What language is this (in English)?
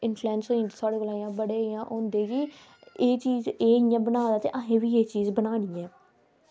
Dogri